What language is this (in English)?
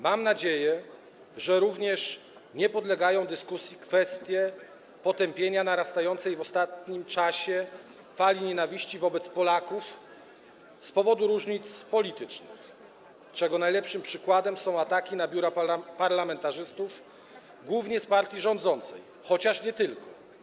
Polish